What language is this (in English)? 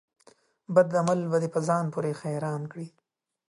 Pashto